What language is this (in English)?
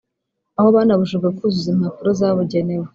Kinyarwanda